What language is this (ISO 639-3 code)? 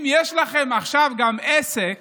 heb